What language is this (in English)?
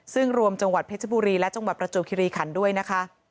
Thai